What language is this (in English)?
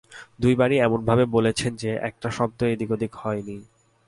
Bangla